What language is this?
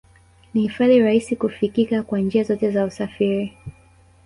Swahili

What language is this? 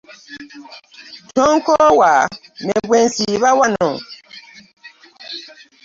Ganda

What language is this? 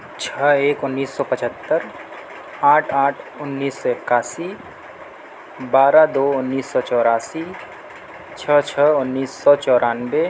Urdu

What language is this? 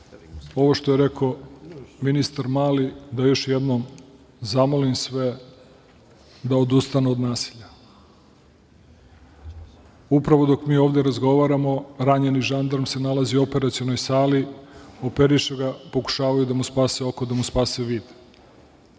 Serbian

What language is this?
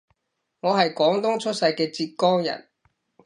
Cantonese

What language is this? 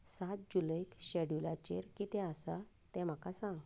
Konkani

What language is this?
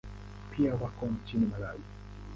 Swahili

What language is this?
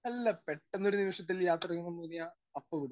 Malayalam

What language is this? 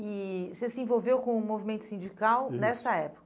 Portuguese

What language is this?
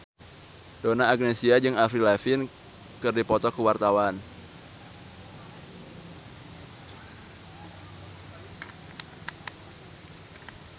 Sundanese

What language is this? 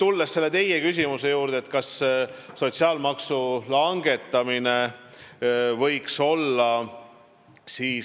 Estonian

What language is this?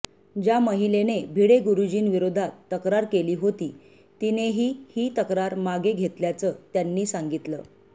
Marathi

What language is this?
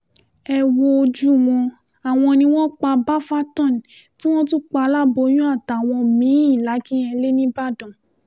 Yoruba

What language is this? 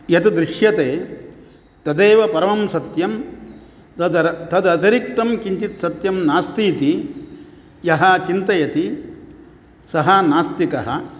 Sanskrit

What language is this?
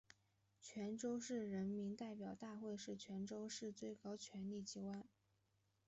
Chinese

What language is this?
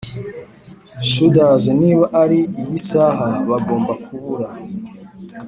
Kinyarwanda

